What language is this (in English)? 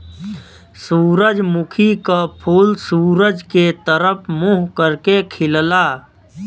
Bhojpuri